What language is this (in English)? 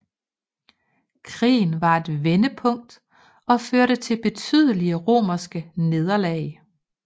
Danish